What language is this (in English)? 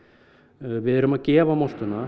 Icelandic